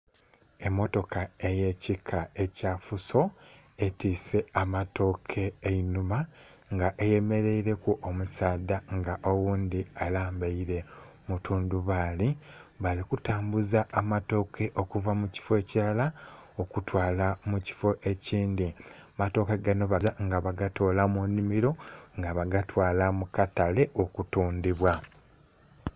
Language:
Soga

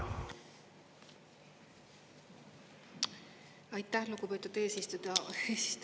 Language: Estonian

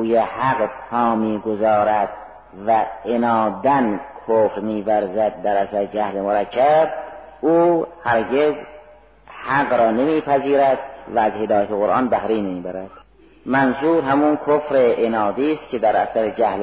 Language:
Persian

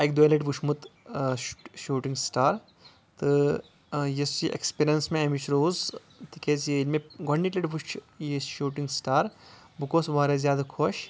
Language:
Kashmiri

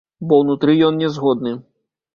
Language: Belarusian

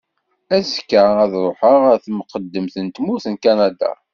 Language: Kabyle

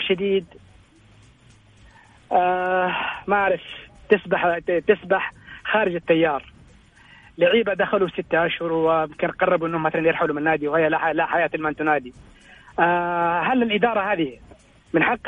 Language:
Arabic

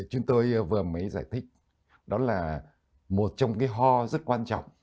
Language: Vietnamese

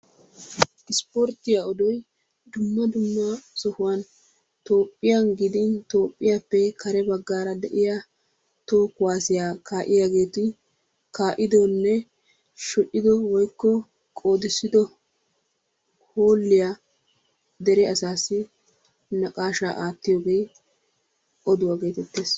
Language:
Wolaytta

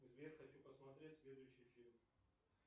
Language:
Russian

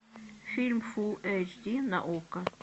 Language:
Russian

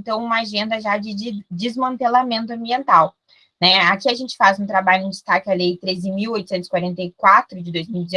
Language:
Portuguese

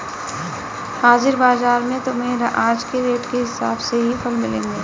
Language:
Hindi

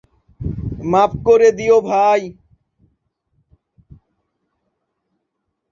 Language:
Bangla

